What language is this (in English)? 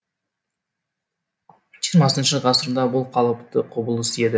Kazakh